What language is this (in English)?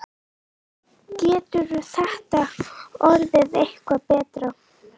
Icelandic